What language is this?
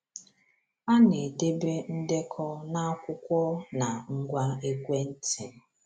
Igbo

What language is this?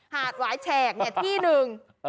Thai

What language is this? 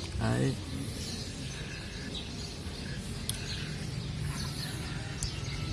Vietnamese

